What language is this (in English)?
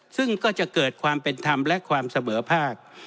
Thai